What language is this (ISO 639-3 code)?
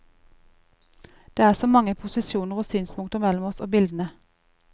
nor